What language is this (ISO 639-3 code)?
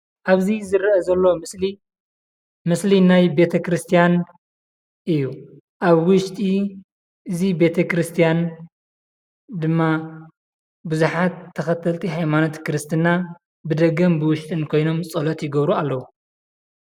tir